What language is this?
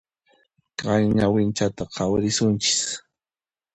Puno Quechua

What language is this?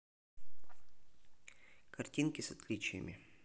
Russian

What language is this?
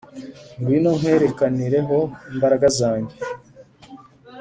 Kinyarwanda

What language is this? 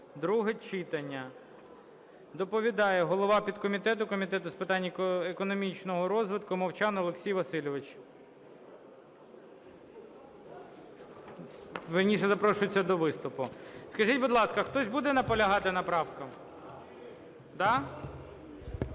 Ukrainian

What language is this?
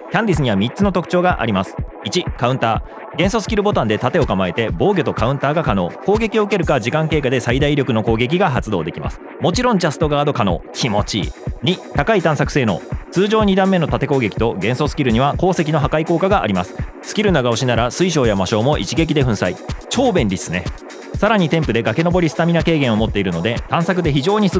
Japanese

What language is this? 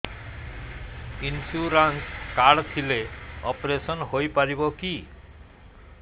Odia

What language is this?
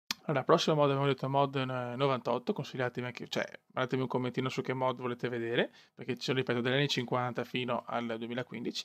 Italian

